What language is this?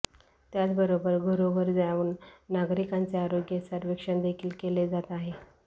Marathi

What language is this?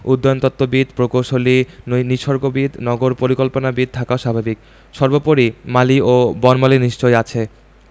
Bangla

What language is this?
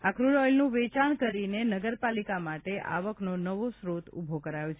Gujarati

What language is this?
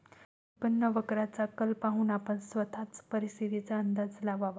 Marathi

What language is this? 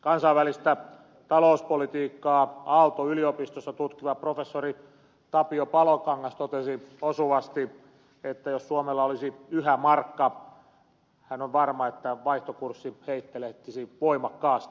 Finnish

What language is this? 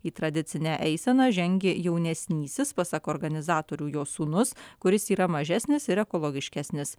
Lithuanian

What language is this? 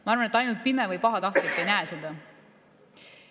Estonian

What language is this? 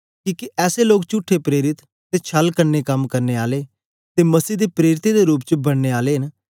Dogri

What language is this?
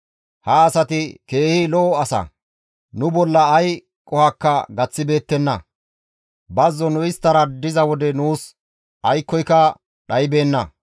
Gamo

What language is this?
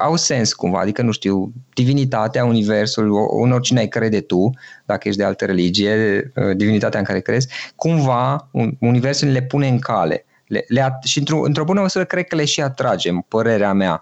Romanian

